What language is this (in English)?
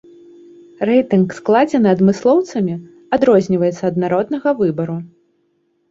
Belarusian